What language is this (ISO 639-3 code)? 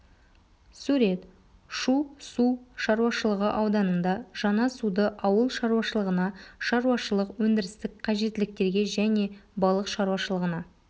kaz